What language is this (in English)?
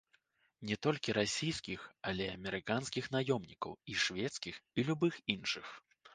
Belarusian